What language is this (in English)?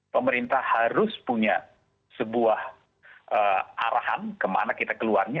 Indonesian